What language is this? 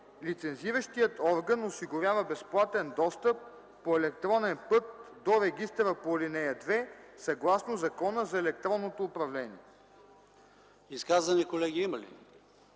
Bulgarian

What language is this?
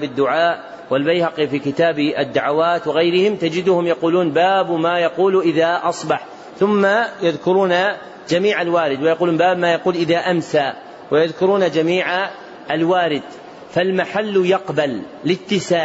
Arabic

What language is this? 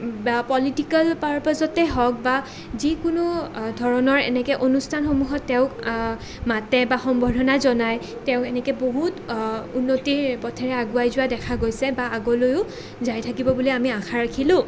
Assamese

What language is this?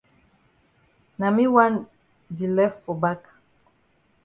Cameroon Pidgin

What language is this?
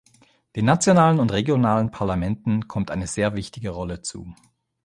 German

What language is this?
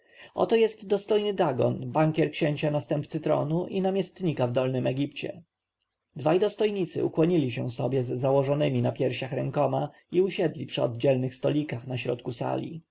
Polish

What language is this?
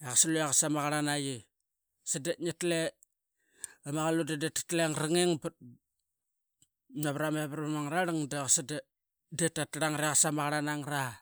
Qaqet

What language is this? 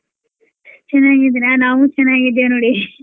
Kannada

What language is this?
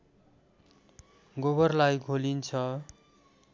Nepali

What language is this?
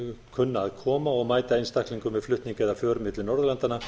Icelandic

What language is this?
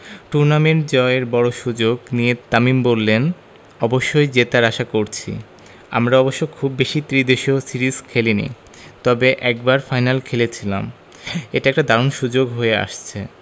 Bangla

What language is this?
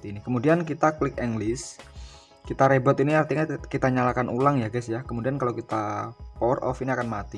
Indonesian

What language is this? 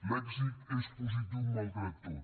Catalan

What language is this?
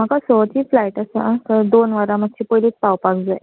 Konkani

